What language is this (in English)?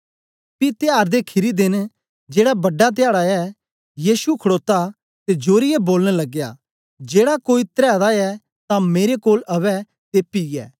Dogri